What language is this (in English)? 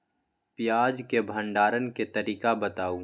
Magahi